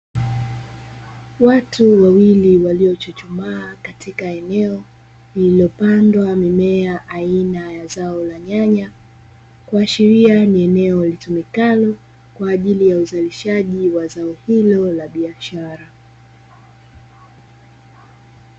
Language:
Swahili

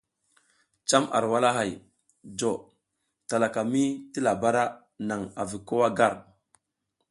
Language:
South Giziga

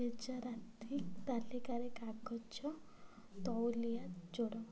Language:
Odia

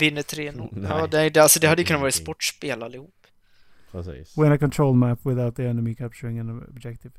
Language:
Swedish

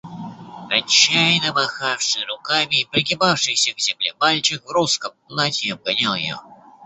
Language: Russian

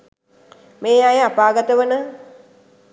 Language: Sinhala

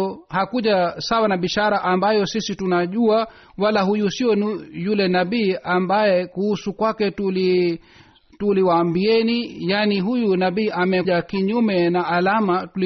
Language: Swahili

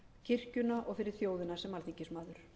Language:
Icelandic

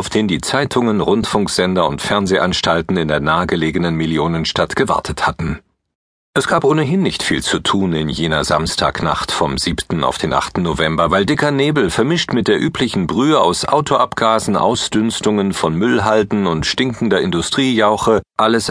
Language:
German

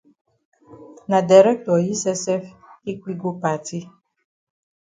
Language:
Cameroon Pidgin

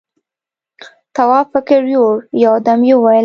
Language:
Pashto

